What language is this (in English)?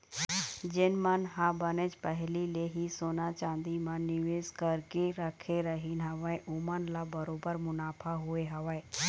Chhattisgarhi